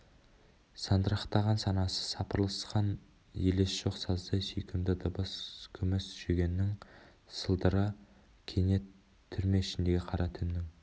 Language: Kazakh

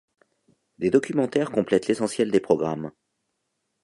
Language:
French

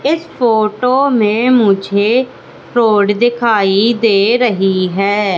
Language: Hindi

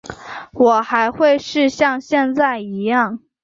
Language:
Chinese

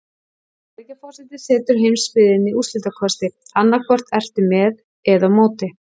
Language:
Icelandic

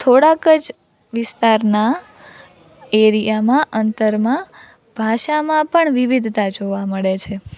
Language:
Gujarati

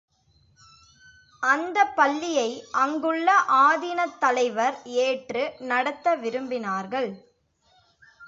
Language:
Tamil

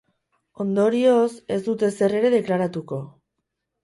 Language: Basque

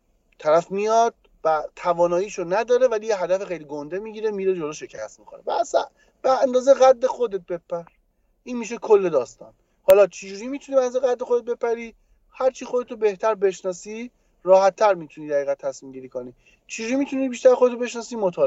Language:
Persian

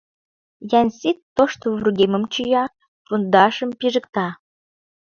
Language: Mari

